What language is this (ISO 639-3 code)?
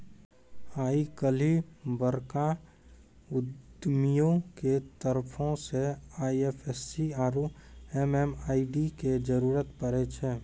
mai